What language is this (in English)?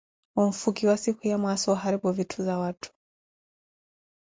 Koti